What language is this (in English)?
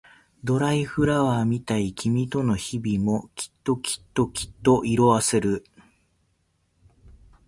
Japanese